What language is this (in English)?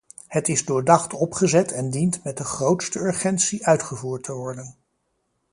Dutch